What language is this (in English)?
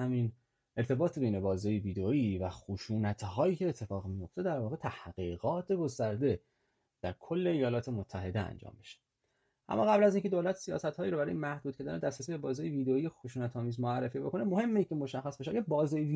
Persian